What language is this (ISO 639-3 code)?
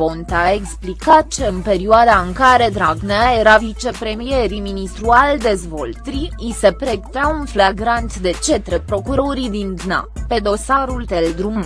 ron